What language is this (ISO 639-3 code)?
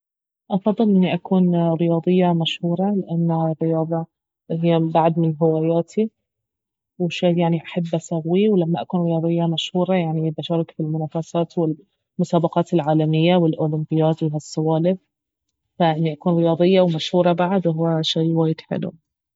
abv